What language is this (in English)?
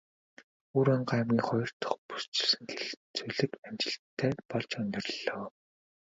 Mongolian